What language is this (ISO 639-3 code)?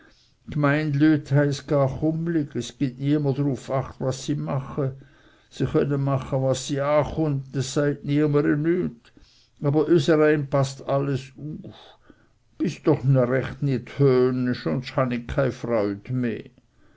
deu